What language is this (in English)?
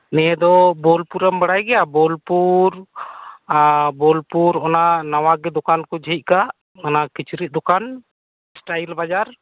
Santali